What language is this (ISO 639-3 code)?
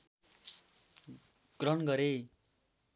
nep